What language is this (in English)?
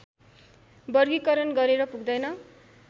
Nepali